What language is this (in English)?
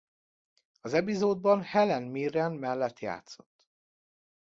Hungarian